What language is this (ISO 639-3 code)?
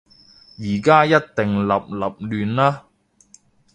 yue